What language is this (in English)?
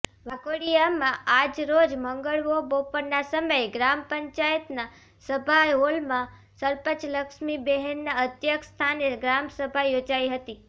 Gujarati